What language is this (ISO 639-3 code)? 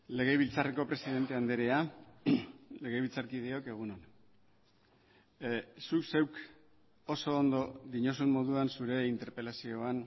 eus